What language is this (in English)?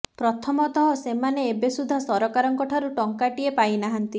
Odia